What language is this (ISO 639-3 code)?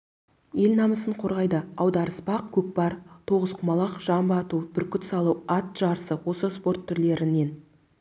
kaz